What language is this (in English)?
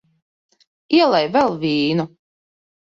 Latvian